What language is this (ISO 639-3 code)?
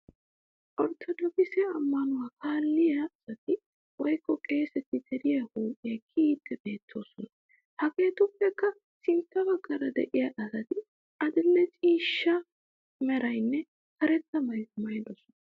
wal